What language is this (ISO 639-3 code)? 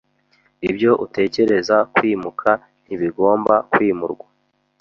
kin